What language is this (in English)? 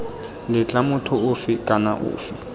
Tswana